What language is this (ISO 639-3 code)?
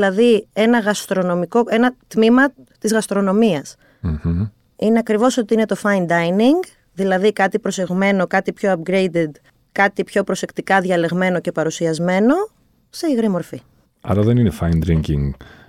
ell